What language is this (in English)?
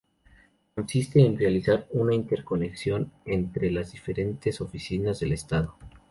Spanish